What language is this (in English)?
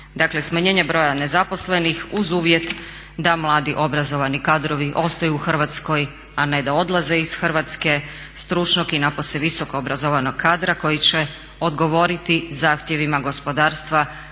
Croatian